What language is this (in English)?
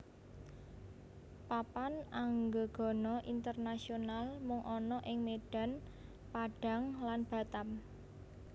Javanese